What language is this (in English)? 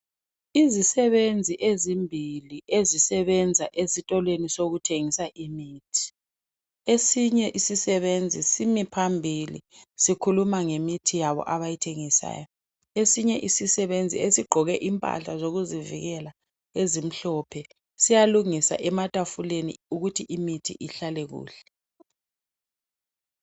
North Ndebele